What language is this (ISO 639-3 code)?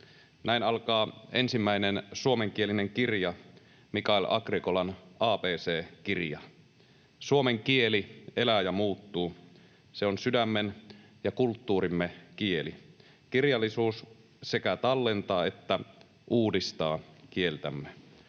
fin